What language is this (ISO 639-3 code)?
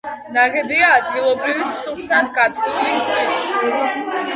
kat